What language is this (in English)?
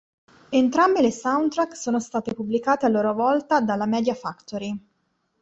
Italian